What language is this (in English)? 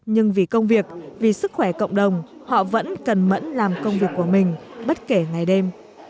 Vietnamese